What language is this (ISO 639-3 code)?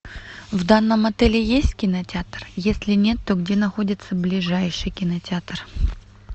rus